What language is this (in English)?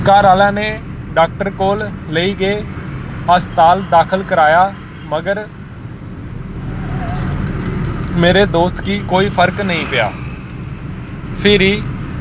Dogri